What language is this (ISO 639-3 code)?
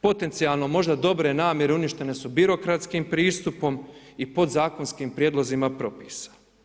hrv